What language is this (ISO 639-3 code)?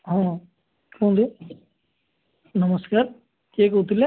ori